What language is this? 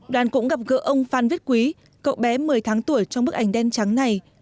Vietnamese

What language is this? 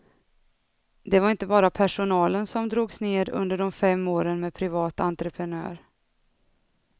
Swedish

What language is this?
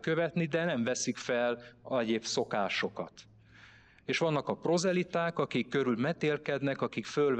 Hungarian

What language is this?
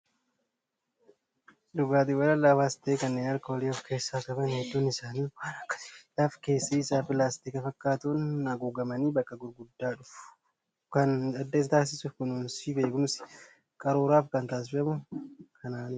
Oromo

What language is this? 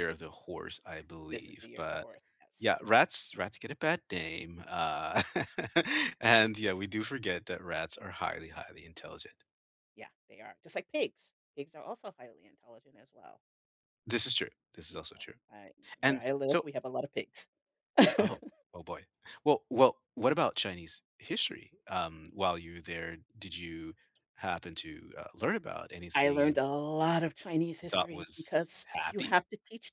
English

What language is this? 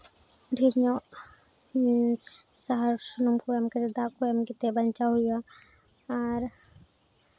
Santali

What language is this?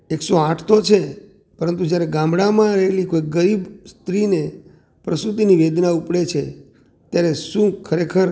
Gujarati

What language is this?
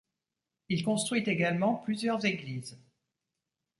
French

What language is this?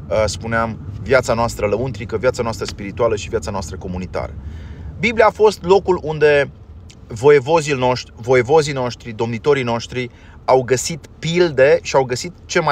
Romanian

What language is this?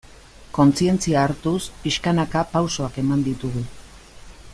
Basque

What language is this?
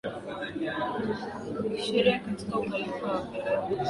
Swahili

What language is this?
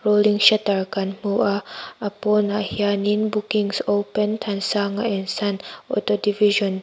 Mizo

